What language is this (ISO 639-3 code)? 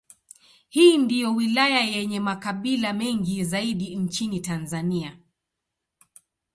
swa